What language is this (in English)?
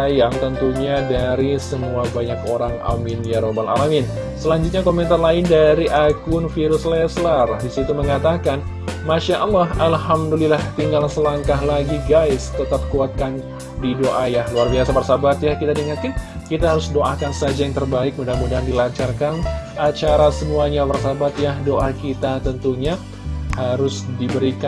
Indonesian